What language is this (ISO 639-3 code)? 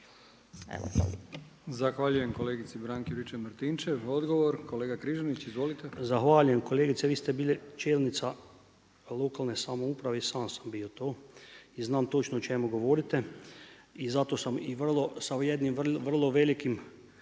hrv